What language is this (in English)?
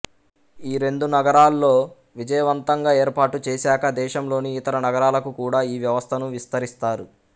Telugu